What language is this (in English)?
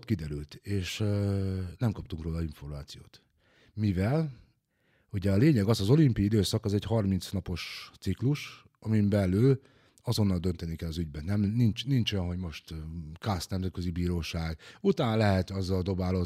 Hungarian